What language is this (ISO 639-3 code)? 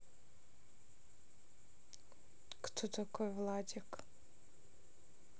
rus